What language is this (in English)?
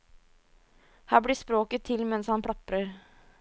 Norwegian